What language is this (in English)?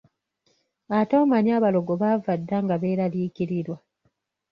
Ganda